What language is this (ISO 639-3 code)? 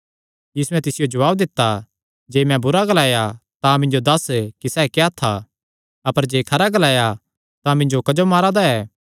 xnr